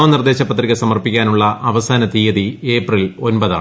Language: Malayalam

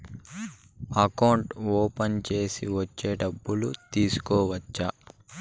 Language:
Telugu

